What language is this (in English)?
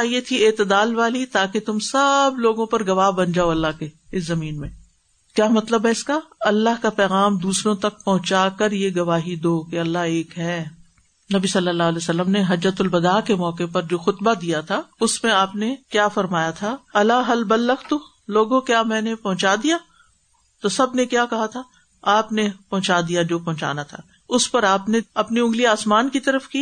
Urdu